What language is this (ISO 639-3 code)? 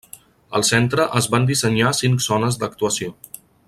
cat